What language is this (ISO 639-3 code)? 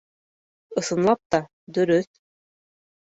bak